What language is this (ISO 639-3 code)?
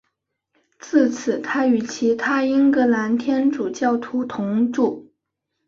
zho